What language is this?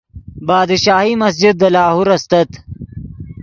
Yidgha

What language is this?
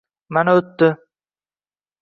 Uzbek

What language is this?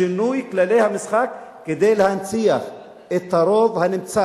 Hebrew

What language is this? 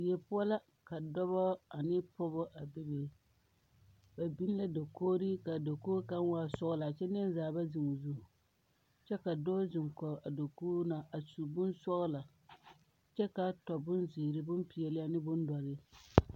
Southern Dagaare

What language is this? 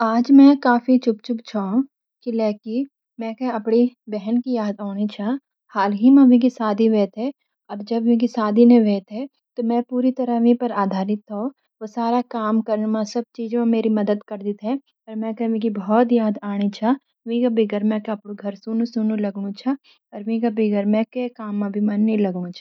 Garhwali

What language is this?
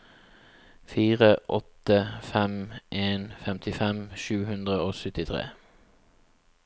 Norwegian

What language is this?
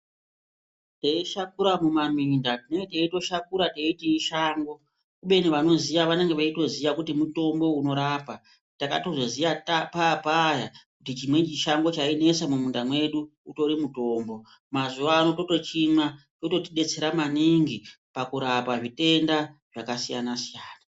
Ndau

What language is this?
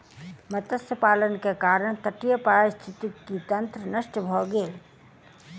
Maithili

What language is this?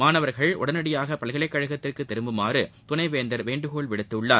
Tamil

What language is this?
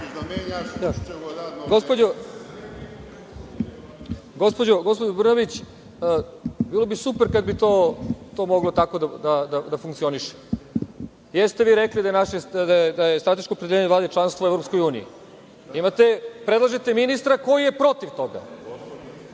Serbian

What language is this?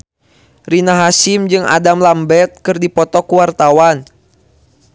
Sundanese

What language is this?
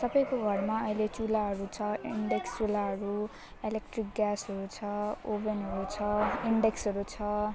Nepali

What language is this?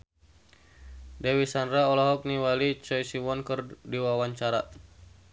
Sundanese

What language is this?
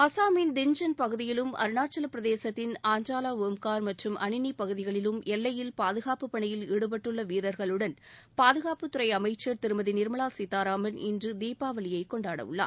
Tamil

